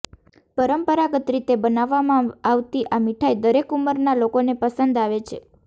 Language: Gujarati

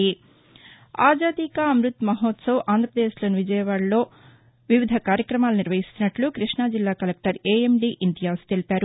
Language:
Telugu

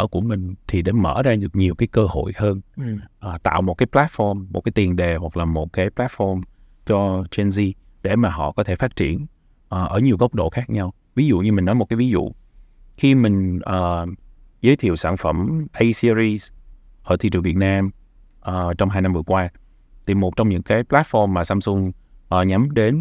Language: Vietnamese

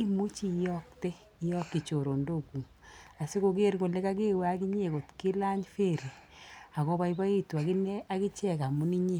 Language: Kalenjin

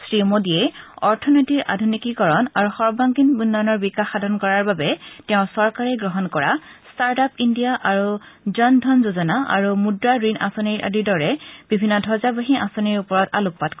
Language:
Assamese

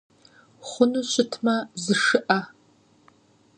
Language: Kabardian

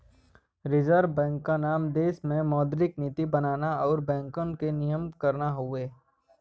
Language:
Bhojpuri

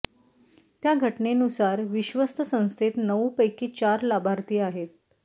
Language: Marathi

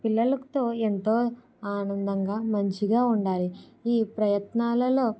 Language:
Telugu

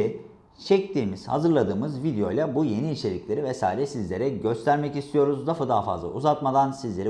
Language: Turkish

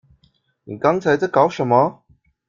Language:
Chinese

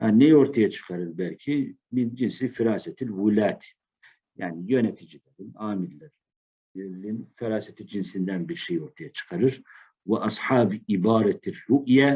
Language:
Turkish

